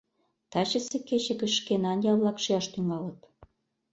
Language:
Mari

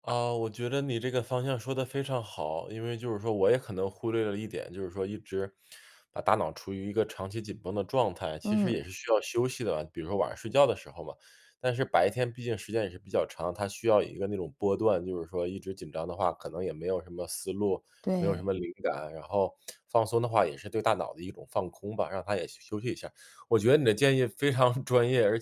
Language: Chinese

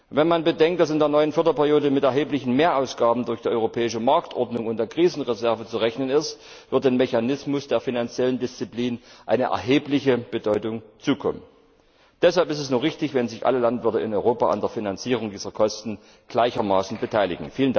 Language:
German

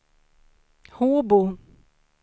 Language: Swedish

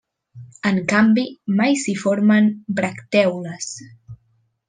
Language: Catalan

